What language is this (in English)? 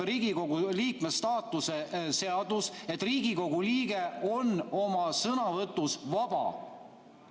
Estonian